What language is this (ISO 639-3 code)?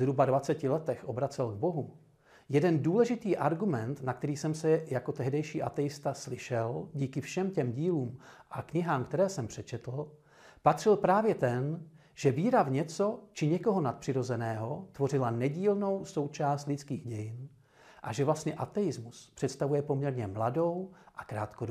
ces